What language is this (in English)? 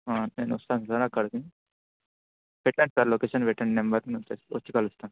Telugu